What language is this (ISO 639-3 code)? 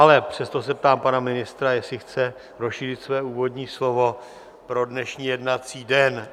ces